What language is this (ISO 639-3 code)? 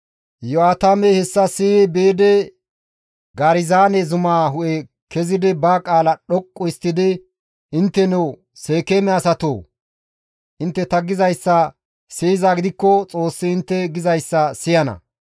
gmv